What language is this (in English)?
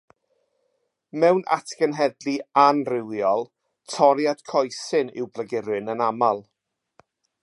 Welsh